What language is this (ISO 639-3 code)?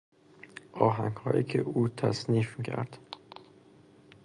fas